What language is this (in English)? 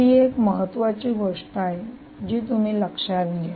Marathi